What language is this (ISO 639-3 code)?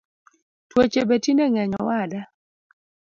luo